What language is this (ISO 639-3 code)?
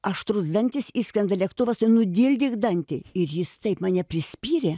lit